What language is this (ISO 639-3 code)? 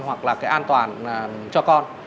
vie